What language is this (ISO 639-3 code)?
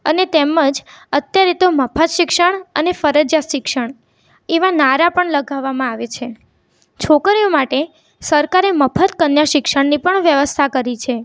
guj